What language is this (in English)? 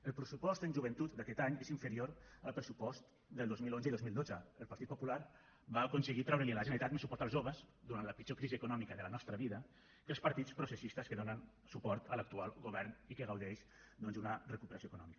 Catalan